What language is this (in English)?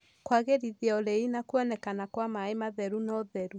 Kikuyu